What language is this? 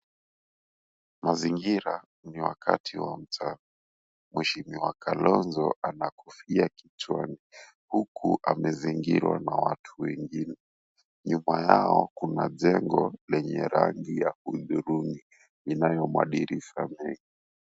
Swahili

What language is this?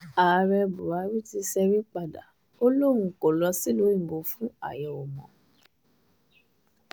Yoruba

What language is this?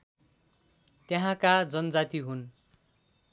Nepali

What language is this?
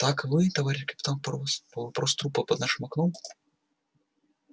Russian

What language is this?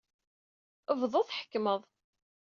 Kabyle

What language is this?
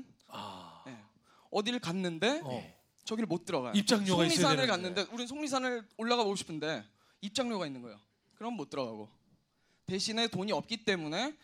Korean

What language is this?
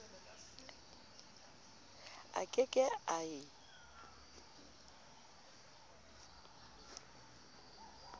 Southern Sotho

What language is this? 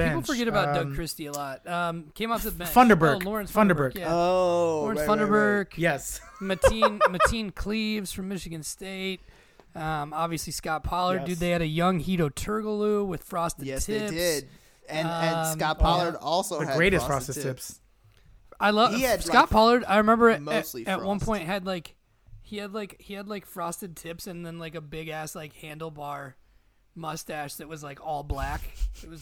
English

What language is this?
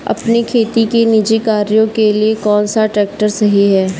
Hindi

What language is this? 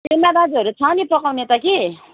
Nepali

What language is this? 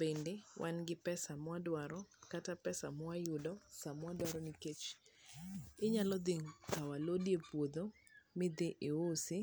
Luo (Kenya and Tanzania)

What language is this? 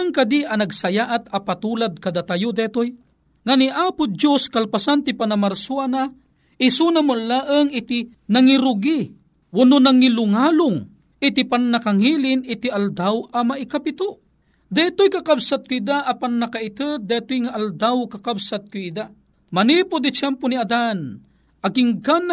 Filipino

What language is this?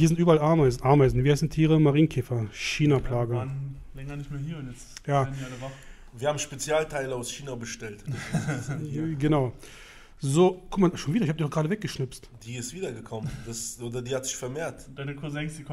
German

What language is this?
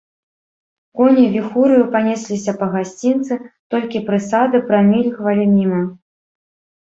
Belarusian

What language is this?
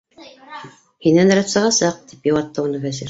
Bashkir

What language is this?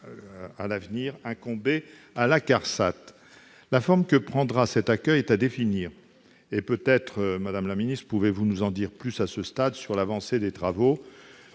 French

